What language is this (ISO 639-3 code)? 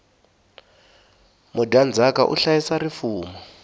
tso